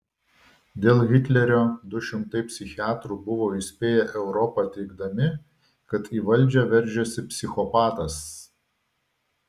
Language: Lithuanian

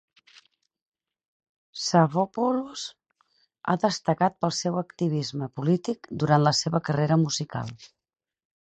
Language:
Catalan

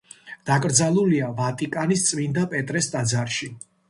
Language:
Georgian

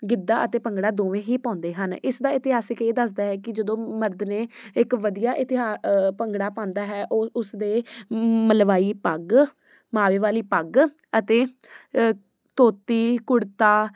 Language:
Punjabi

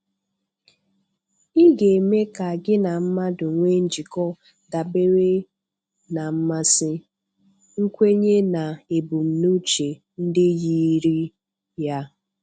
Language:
Igbo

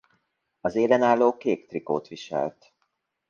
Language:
Hungarian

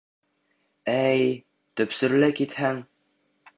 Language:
Bashkir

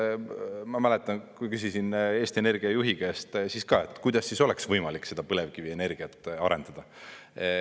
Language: Estonian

